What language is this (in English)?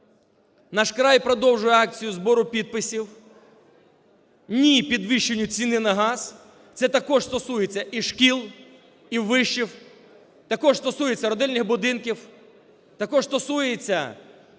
Ukrainian